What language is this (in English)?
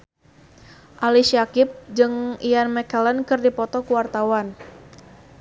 Sundanese